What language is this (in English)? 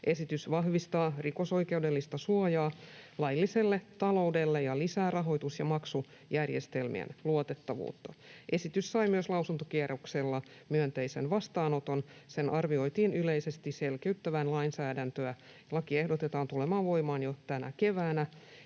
Finnish